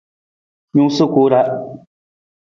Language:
Nawdm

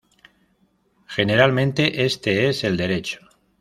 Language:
Spanish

